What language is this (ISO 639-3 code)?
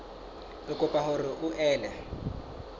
sot